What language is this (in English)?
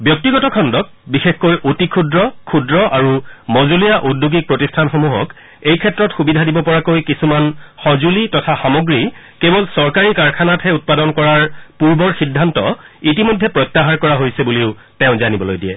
Assamese